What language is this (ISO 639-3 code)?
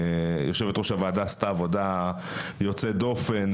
heb